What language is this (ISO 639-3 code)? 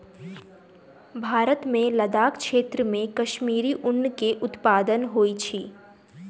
mai